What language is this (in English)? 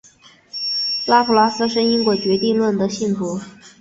Chinese